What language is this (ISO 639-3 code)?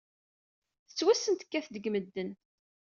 kab